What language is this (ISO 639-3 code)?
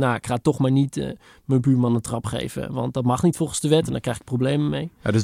nld